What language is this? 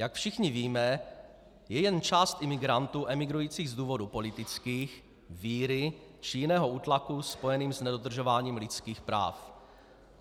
Czech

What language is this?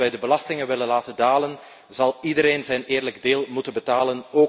Dutch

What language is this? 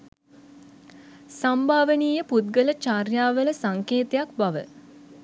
Sinhala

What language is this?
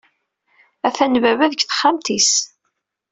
Kabyle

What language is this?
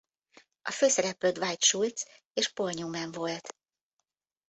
Hungarian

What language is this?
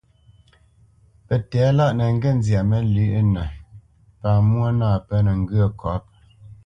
Bamenyam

